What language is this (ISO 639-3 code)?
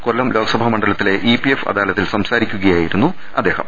mal